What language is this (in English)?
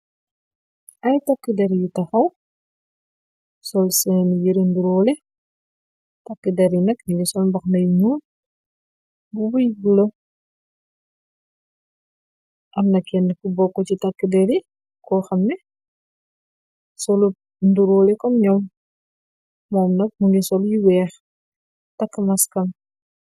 Wolof